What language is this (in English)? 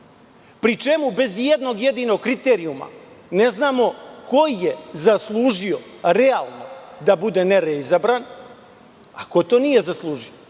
Serbian